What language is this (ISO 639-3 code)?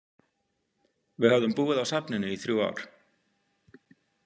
isl